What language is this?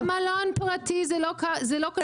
Hebrew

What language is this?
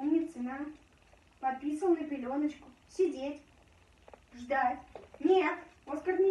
Russian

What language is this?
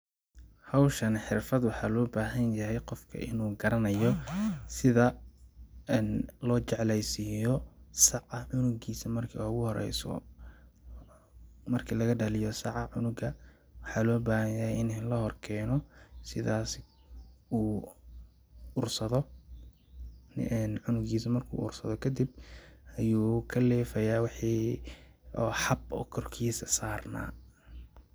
Somali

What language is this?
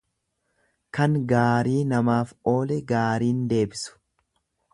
Oromo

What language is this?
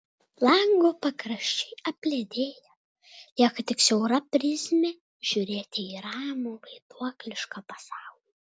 Lithuanian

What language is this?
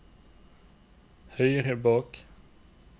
Norwegian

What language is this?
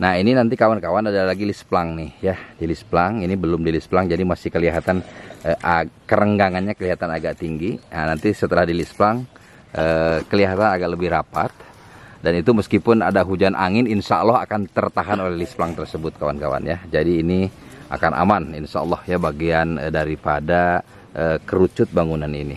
Indonesian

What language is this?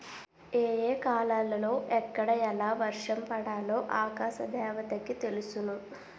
Telugu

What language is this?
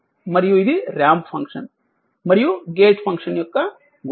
Telugu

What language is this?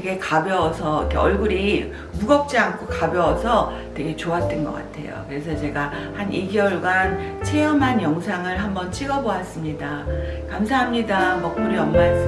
Korean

